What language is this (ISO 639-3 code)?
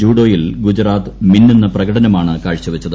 mal